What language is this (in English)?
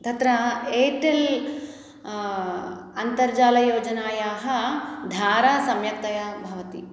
Sanskrit